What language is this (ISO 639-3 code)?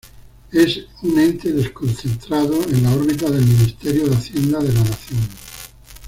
spa